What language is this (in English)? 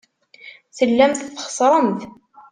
Kabyle